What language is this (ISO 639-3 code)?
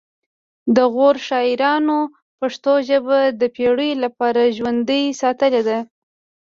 pus